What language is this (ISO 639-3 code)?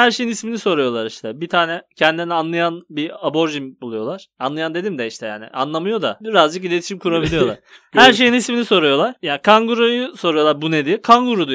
tur